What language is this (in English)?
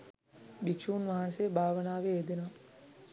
Sinhala